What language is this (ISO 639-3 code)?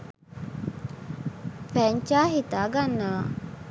sin